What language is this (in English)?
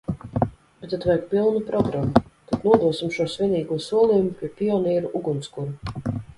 Latvian